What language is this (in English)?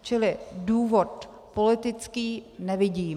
Czech